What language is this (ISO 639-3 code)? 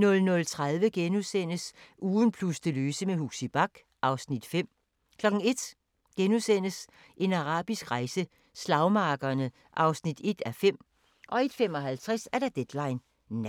dan